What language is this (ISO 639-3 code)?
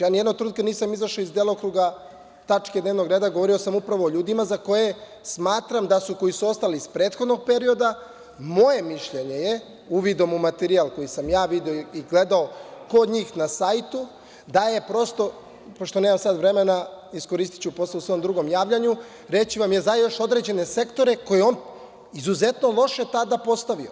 srp